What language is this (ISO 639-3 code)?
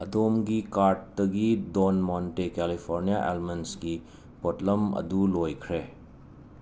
mni